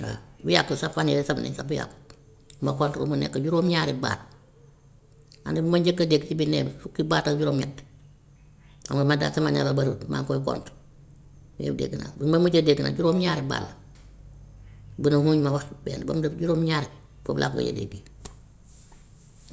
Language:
Gambian Wolof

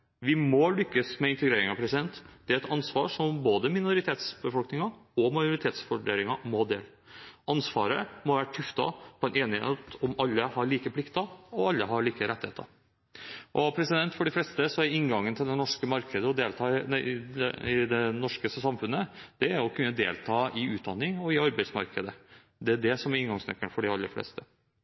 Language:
Norwegian Bokmål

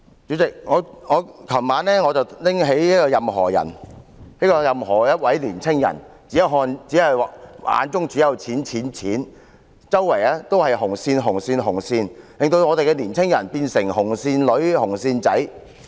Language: Cantonese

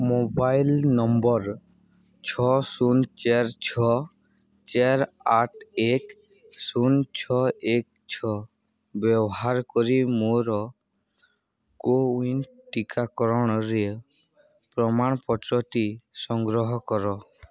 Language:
Odia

